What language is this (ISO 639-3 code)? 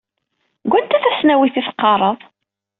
kab